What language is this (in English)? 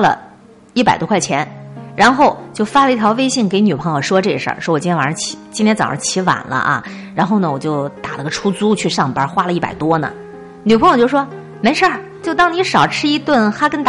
Chinese